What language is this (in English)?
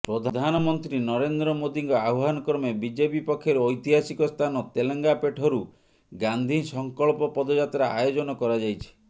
Odia